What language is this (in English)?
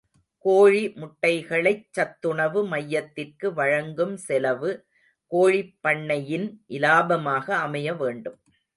Tamil